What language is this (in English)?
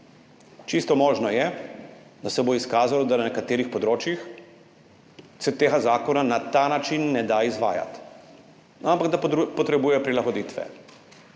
Slovenian